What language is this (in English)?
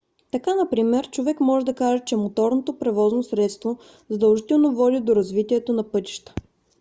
Bulgarian